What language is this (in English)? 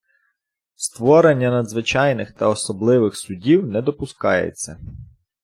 Ukrainian